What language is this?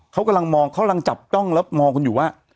Thai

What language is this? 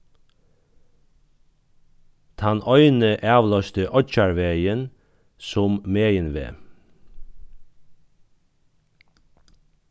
Faroese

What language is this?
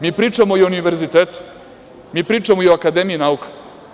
Serbian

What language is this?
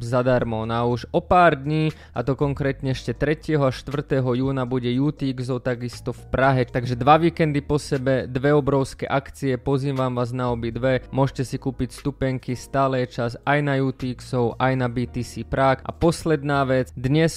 Slovak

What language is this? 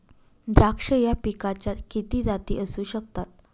Marathi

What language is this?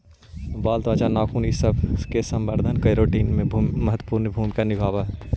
Magahi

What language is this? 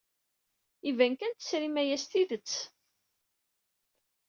Kabyle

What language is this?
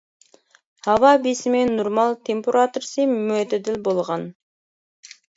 Uyghur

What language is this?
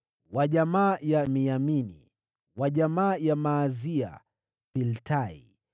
Swahili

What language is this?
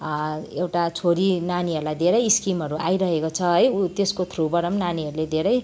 Nepali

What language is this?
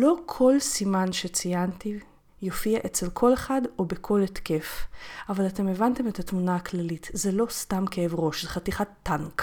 Hebrew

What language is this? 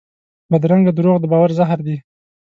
Pashto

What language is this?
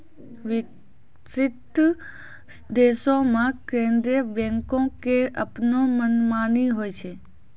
Maithili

